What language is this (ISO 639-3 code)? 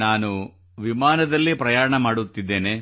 kan